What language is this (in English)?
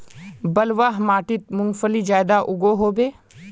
Magahi